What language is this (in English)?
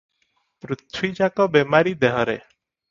Odia